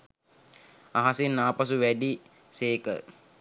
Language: Sinhala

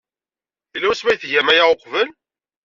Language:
Kabyle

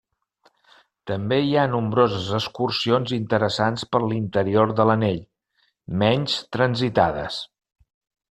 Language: Catalan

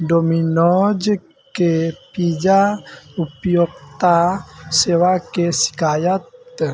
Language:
Maithili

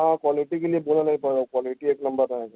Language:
Urdu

